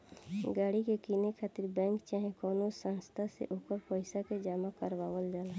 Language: Bhojpuri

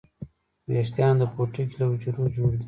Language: Pashto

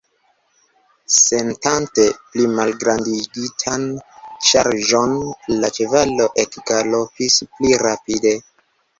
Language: Esperanto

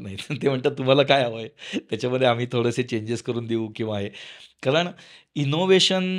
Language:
Marathi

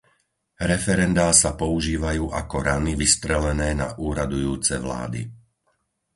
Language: Slovak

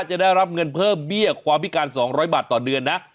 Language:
Thai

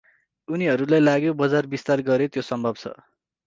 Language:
Nepali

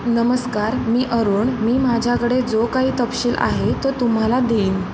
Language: Marathi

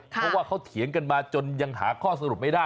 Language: Thai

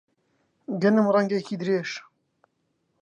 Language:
Central Kurdish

